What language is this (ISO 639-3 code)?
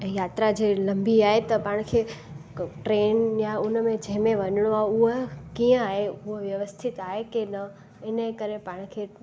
snd